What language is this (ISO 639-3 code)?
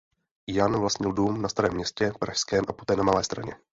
ces